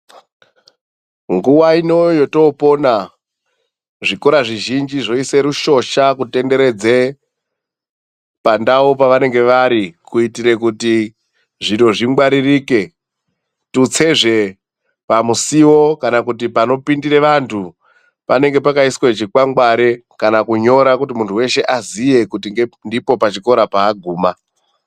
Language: Ndau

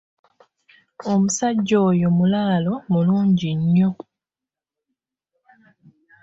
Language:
Ganda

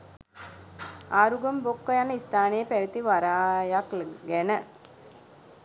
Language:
Sinhala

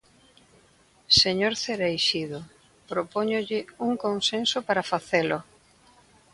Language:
Galician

